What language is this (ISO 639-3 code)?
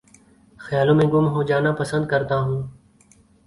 urd